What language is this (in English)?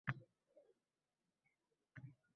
Uzbek